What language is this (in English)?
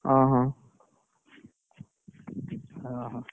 Odia